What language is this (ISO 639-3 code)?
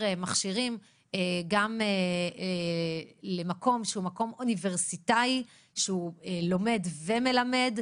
heb